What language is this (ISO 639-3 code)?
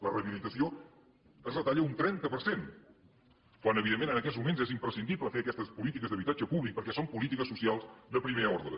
cat